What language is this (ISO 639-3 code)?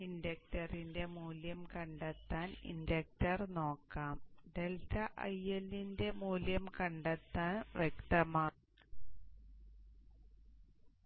mal